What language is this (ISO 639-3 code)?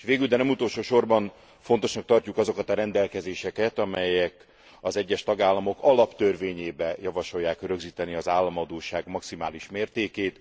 hun